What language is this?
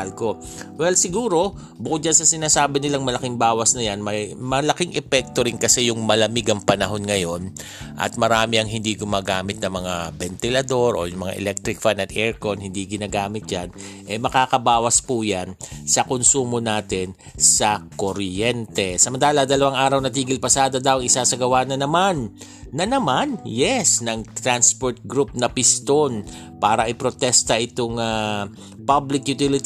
Filipino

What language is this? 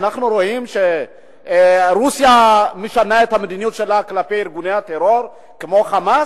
Hebrew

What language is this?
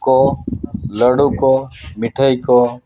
Santali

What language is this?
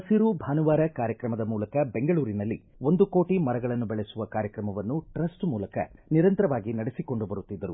Kannada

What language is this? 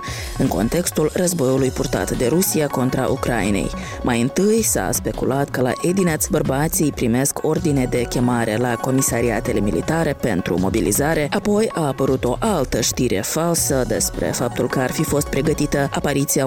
Romanian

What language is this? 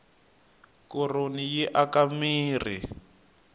Tsonga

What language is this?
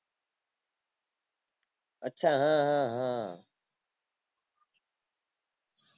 Gujarati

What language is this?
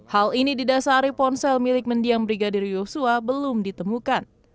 Indonesian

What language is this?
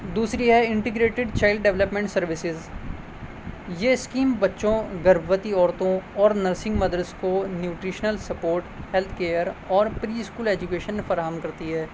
Urdu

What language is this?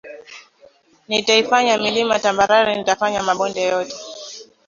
Swahili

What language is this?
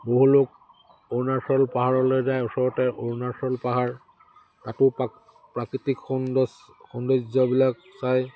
Assamese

